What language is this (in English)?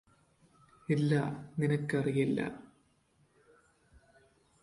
Malayalam